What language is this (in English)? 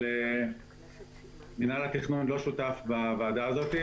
Hebrew